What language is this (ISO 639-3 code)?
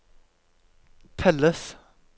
nor